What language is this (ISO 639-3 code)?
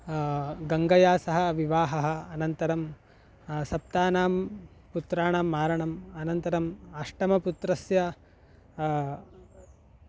san